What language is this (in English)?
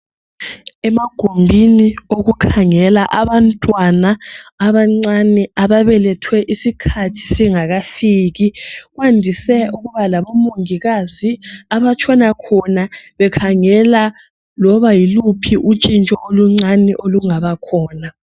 North Ndebele